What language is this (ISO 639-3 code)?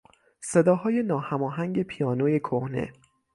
fas